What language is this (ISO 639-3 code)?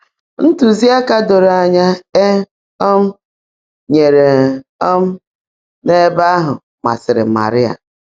ibo